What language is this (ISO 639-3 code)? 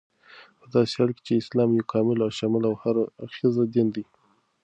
pus